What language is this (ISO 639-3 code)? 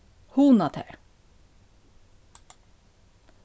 fao